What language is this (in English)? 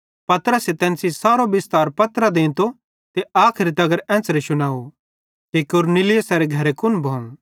Bhadrawahi